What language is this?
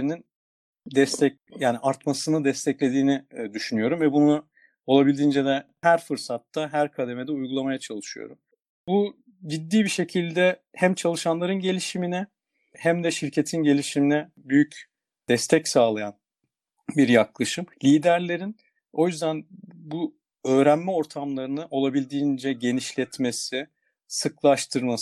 Turkish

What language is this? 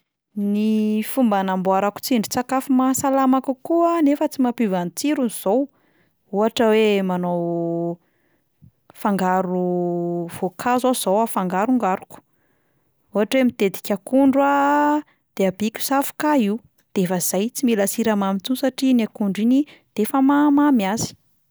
Malagasy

